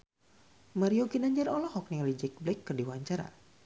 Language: Sundanese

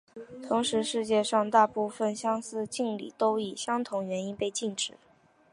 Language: Chinese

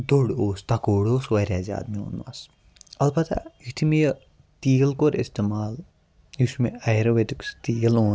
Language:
Kashmiri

